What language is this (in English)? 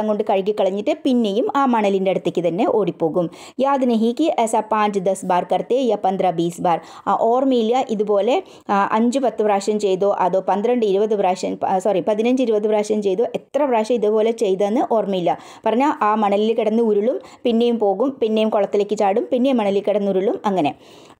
Malayalam